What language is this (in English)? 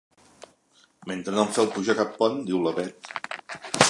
Catalan